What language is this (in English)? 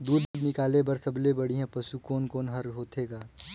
Chhattisgarhi